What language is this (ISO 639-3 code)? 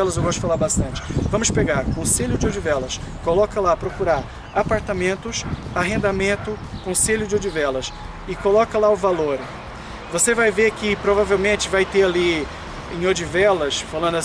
por